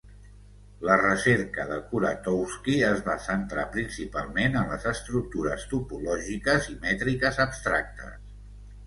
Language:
Catalan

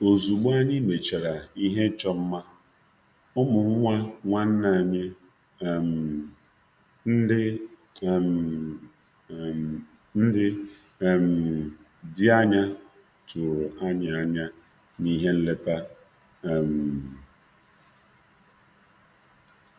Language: Igbo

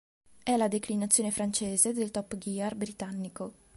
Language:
Italian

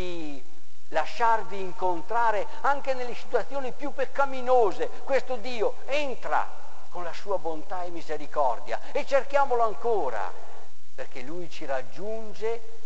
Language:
Italian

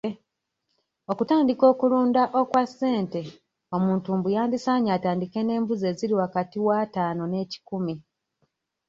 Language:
Ganda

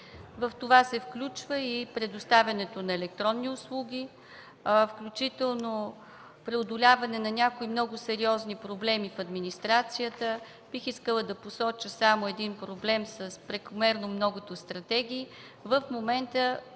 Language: Bulgarian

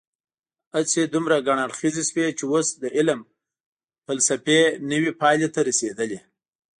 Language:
Pashto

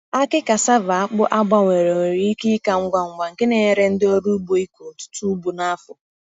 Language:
Igbo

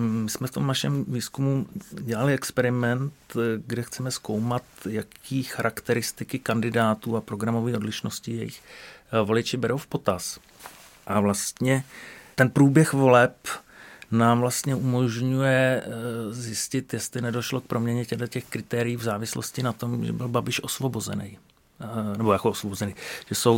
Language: Czech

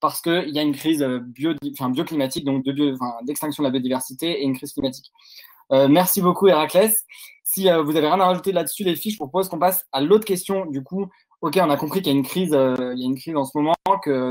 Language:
French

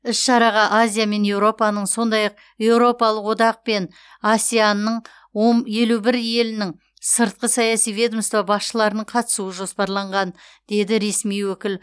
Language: Kazakh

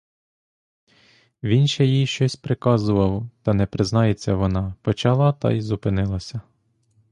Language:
Ukrainian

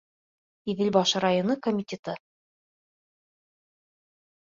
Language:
Bashkir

